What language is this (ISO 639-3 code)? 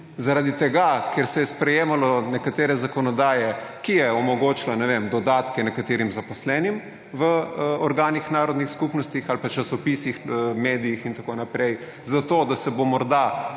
slv